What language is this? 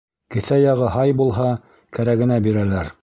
Bashkir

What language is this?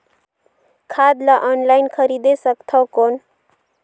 Chhattisgarhi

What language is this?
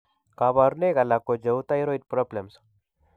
Kalenjin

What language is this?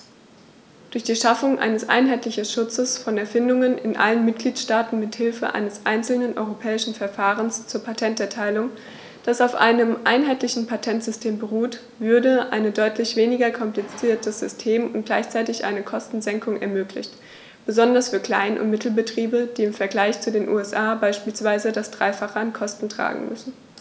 German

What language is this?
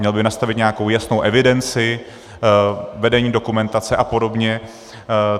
Czech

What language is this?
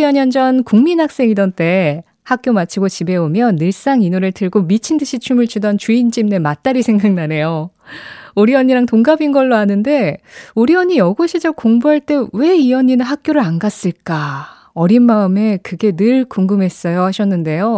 Korean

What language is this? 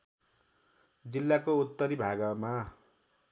Nepali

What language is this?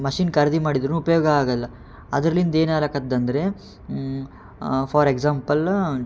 Kannada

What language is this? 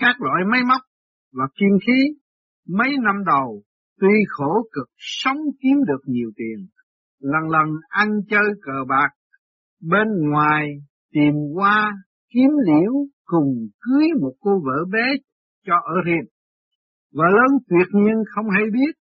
Vietnamese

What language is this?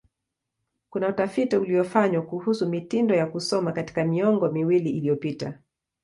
Swahili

